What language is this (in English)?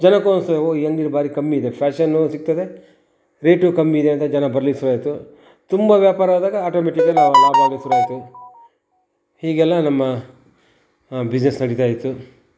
Kannada